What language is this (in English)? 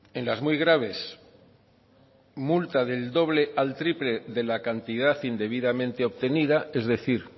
Spanish